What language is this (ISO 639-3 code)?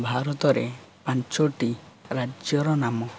ori